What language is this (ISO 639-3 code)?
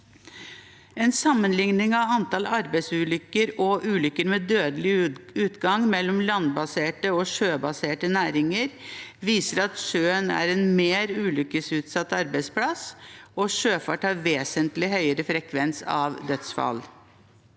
nor